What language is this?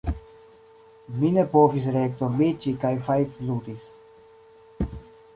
Esperanto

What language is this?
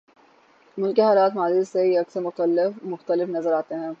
Urdu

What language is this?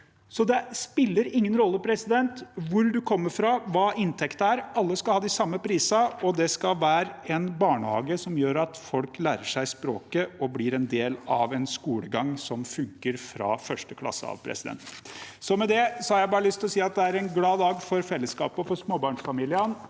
Norwegian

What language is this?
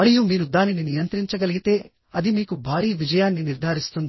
Telugu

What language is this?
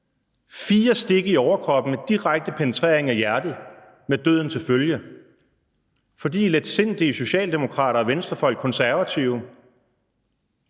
Danish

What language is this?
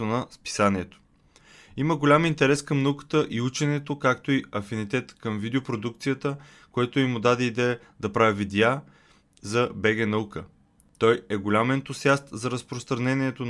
Bulgarian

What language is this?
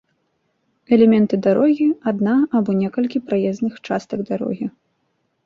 Belarusian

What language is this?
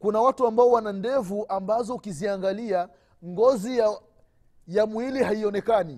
Swahili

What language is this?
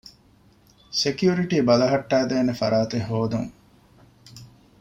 Divehi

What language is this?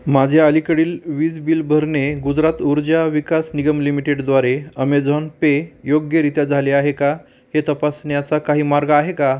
Marathi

